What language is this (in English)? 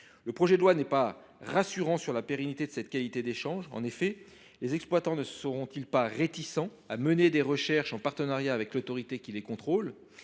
French